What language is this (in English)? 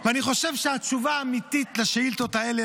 Hebrew